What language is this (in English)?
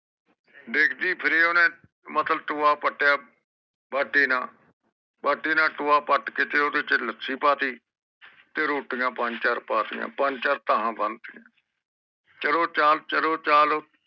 Punjabi